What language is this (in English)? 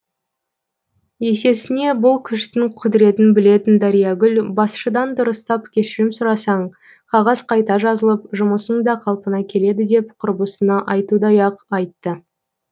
Kazakh